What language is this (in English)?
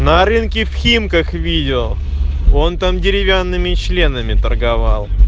Russian